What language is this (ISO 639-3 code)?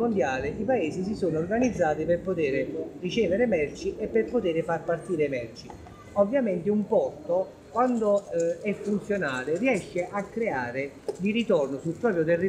ita